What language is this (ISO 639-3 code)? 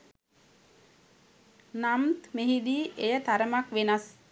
sin